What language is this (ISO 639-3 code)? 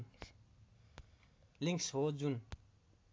nep